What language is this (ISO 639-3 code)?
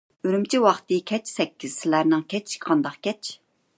uig